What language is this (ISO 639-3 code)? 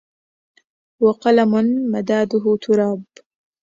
ara